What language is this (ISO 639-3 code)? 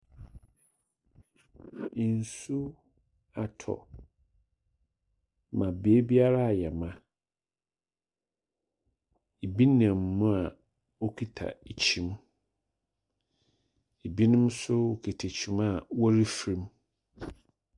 aka